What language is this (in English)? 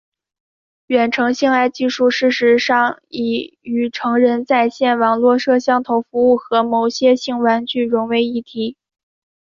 Chinese